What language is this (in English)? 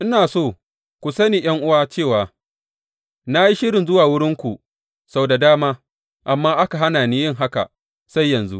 Hausa